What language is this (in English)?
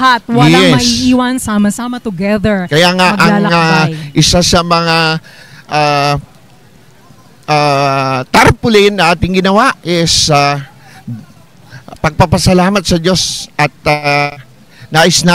Filipino